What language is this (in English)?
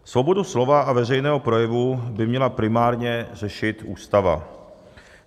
Czech